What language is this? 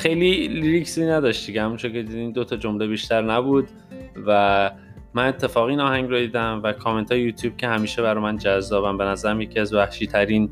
Persian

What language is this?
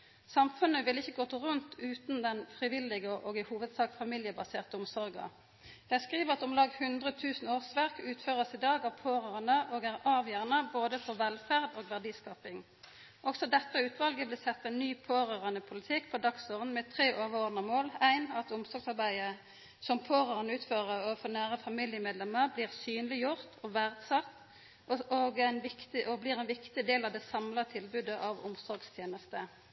Norwegian Nynorsk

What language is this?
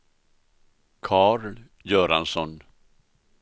Swedish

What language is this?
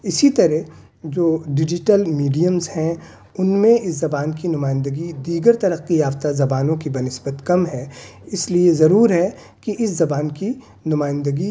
Urdu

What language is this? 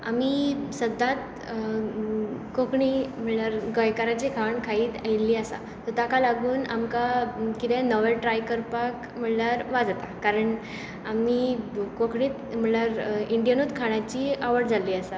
Konkani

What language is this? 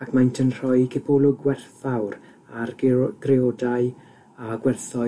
Welsh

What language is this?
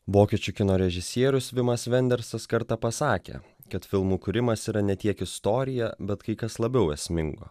Lithuanian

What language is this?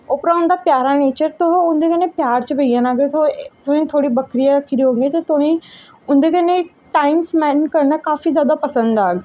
Dogri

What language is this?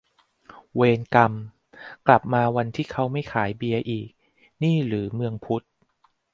Thai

